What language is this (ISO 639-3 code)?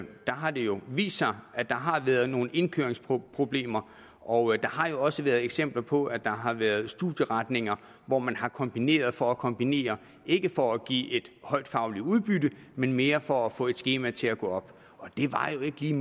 dan